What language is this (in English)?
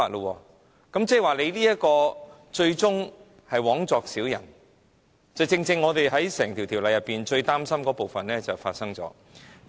Cantonese